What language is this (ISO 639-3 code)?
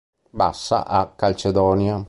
ita